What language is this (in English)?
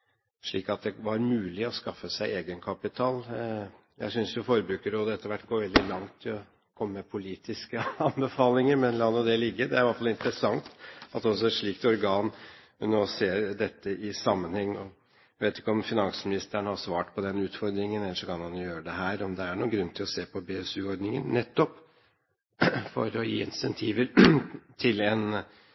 Norwegian Bokmål